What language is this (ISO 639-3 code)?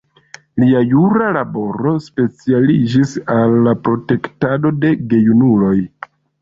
epo